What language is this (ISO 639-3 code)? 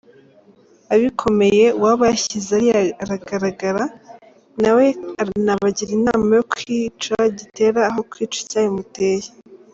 kin